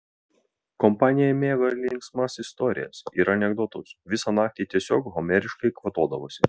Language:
Lithuanian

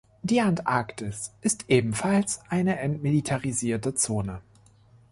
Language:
German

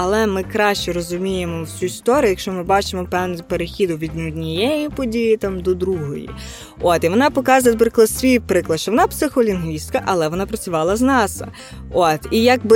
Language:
Ukrainian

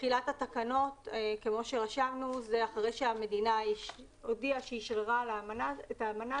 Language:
Hebrew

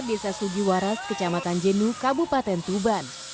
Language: Indonesian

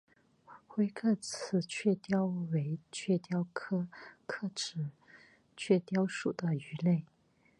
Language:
Chinese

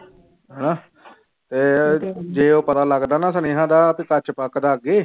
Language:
Punjabi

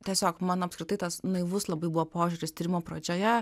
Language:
Lithuanian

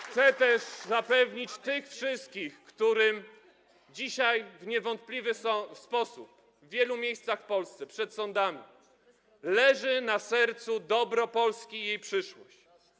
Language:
Polish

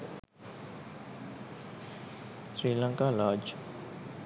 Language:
Sinhala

